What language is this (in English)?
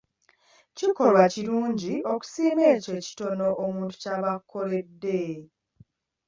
Ganda